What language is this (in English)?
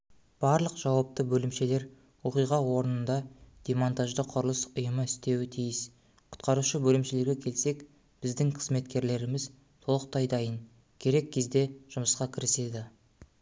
Kazakh